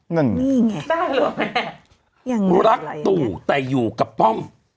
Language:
Thai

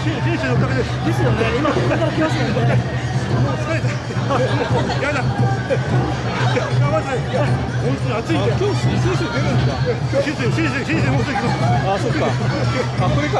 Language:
Japanese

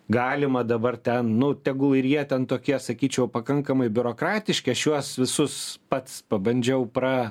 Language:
Lithuanian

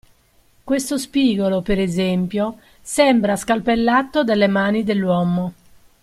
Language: Italian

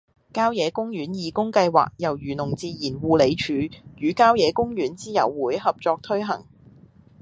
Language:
Cantonese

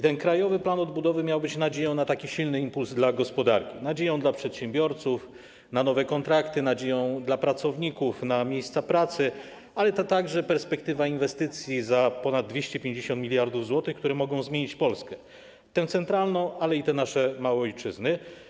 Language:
Polish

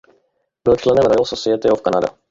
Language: Czech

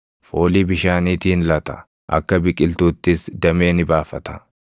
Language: Oromo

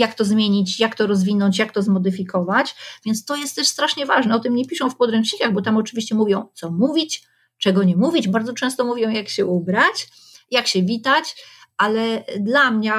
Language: Polish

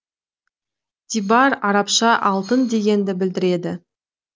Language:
Kazakh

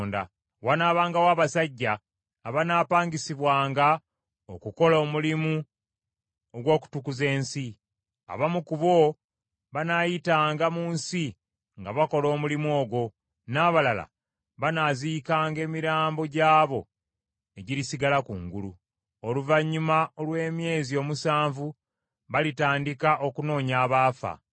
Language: Ganda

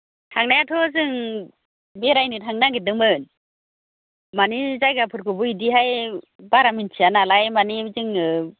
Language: Bodo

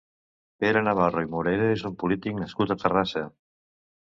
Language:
Catalan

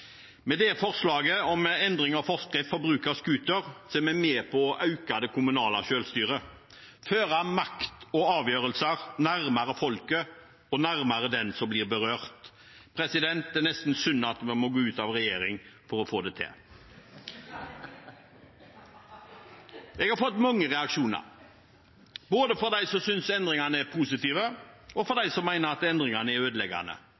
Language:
Norwegian Bokmål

